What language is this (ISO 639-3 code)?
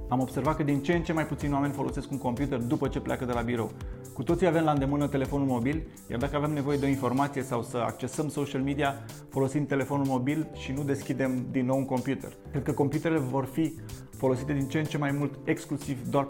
ron